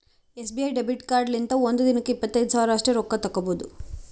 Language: Kannada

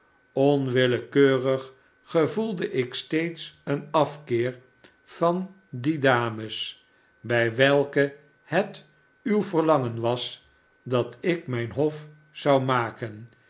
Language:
Dutch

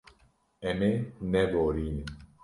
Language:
Kurdish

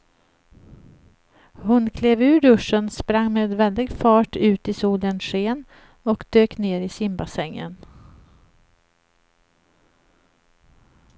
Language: Swedish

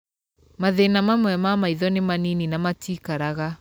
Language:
Kikuyu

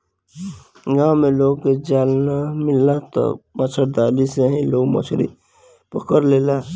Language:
Bhojpuri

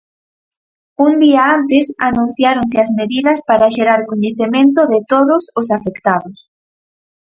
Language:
Galician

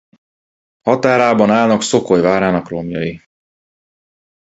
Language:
Hungarian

